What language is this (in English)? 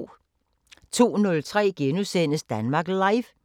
Danish